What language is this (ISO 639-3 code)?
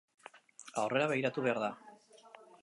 eus